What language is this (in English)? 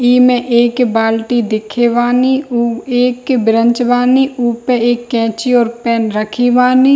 Hindi